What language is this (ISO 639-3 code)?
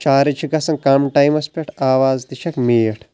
kas